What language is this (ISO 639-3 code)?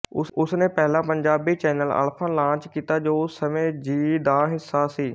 pan